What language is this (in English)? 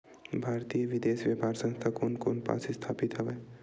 Chhattisgarhi